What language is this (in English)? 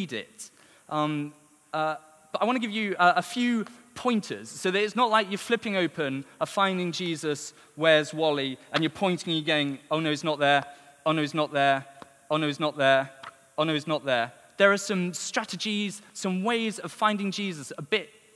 English